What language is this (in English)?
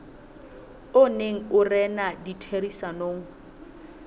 Southern Sotho